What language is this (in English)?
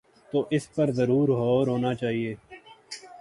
Urdu